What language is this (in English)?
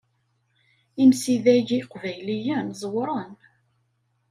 Kabyle